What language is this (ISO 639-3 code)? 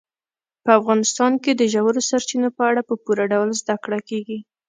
pus